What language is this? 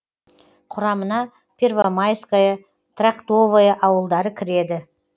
Kazakh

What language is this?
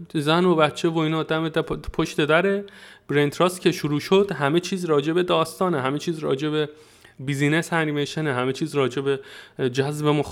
Persian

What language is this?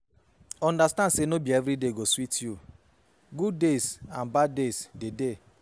Nigerian Pidgin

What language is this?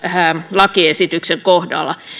Finnish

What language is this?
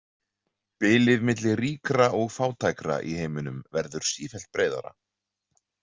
Icelandic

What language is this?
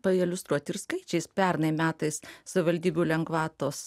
Lithuanian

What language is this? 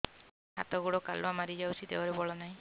Odia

